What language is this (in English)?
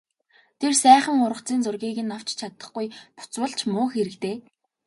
Mongolian